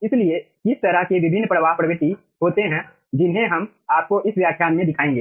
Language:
Hindi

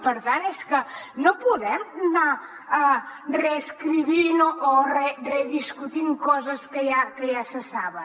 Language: Catalan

